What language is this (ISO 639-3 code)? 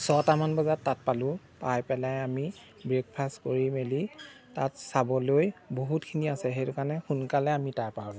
asm